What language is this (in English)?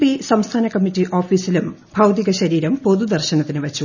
Malayalam